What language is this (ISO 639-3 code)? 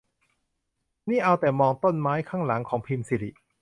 tha